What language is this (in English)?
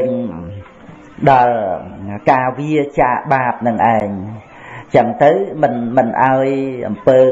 Vietnamese